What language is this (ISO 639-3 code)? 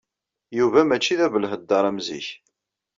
kab